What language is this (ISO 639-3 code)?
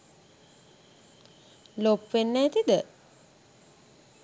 sin